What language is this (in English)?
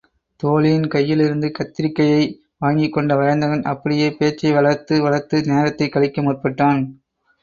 Tamil